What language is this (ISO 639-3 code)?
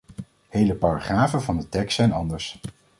nld